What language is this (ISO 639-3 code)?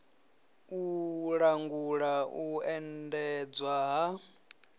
ven